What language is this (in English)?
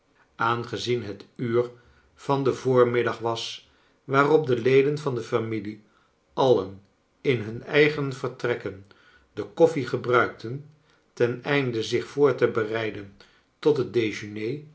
Dutch